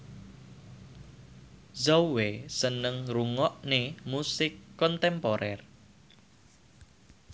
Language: Javanese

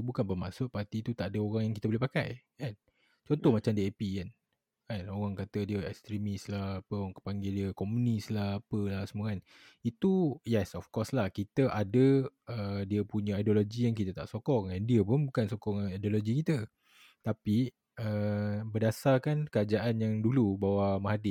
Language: Malay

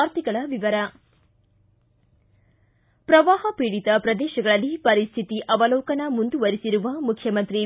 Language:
Kannada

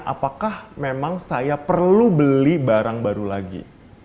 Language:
Indonesian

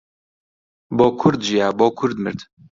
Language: Central Kurdish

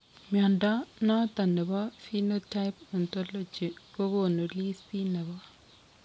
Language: Kalenjin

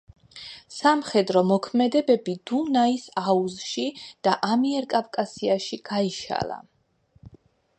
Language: Georgian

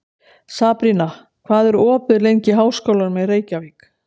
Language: Icelandic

